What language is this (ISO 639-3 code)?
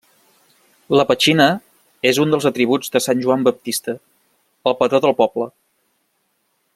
cat